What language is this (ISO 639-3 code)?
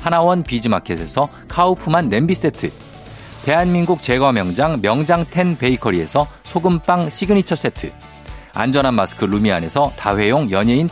kor